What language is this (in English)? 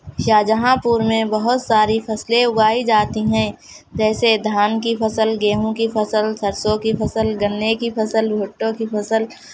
Urdu